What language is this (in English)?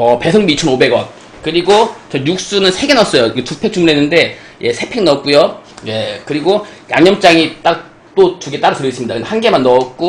Korean